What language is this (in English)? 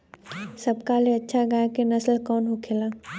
Bhojpuri